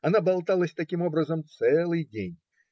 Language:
Russian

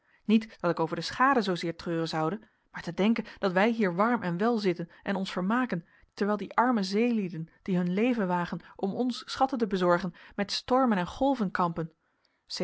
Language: Dutch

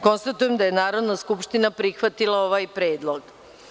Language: Serbian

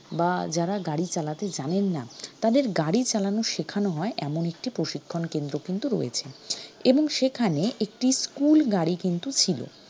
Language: Bangla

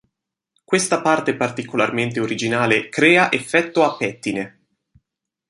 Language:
Italian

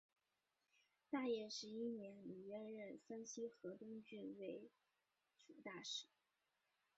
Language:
Chinese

